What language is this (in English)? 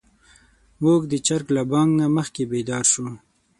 Pashto